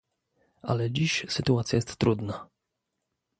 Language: Polish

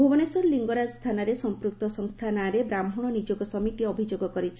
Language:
Odia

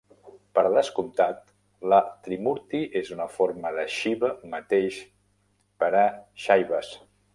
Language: Catalan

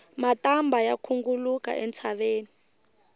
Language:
Tsonga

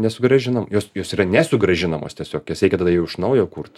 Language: Lithuanian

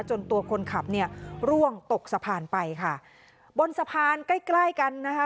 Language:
Thai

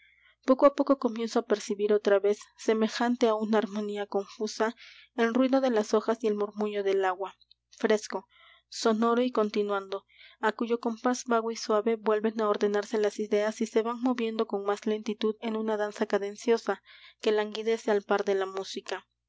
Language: Spanish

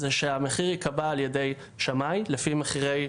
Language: Hebrew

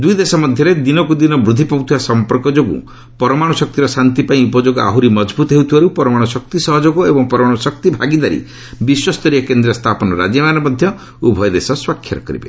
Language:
Odia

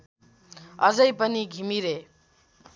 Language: Nepali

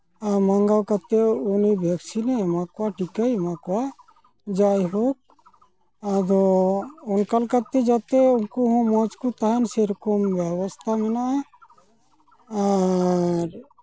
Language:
Santali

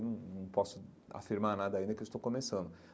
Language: Portuguese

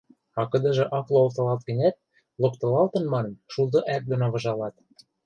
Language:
Western Mari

